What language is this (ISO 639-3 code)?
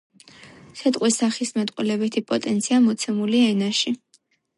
kat